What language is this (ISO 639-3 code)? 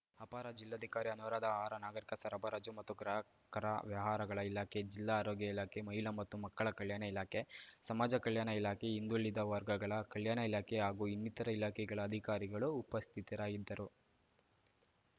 kan